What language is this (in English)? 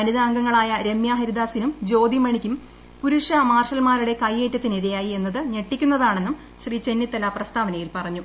Malayalam